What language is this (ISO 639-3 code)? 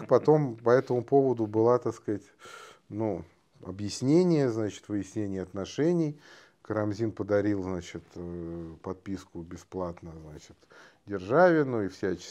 rus